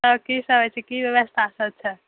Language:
Maithili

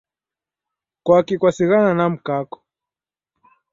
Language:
Taita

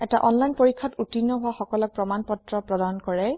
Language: Assamese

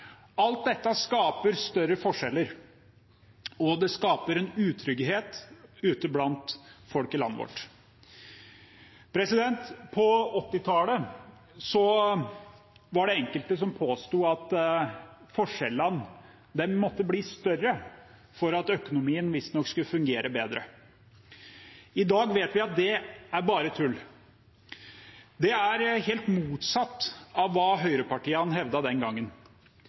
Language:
Norwegian Bokmål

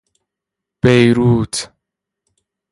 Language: Persian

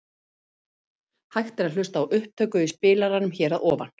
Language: Icelandic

